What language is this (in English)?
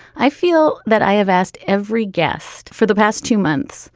English